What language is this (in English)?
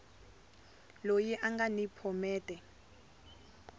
Tsonga